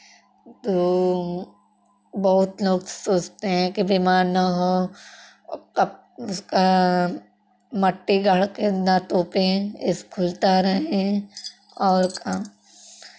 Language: Hindi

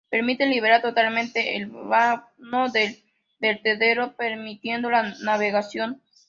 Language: Spanish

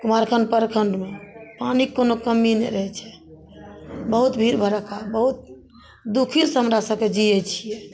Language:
Maithili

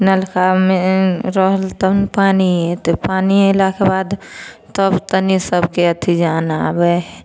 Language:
Maithili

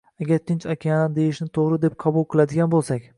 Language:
Uzbek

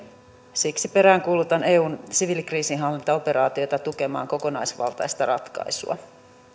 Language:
Finnish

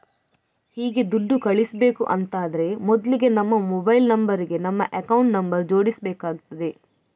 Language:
Kannada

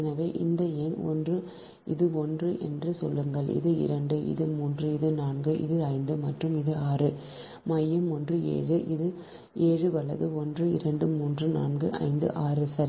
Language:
Tamil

